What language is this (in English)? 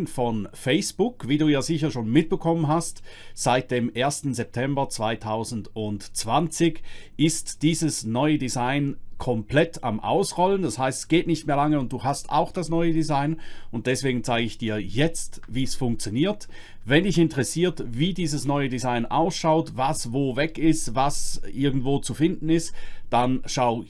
German